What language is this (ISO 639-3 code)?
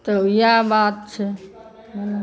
mai